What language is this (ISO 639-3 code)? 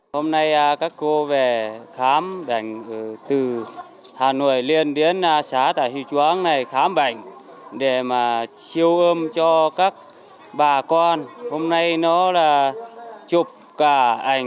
vie